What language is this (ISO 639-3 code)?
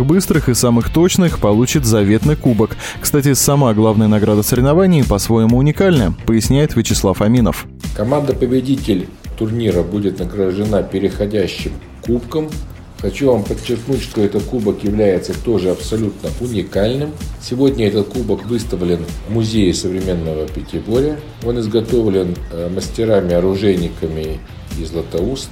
rus